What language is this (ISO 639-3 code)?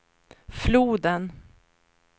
swe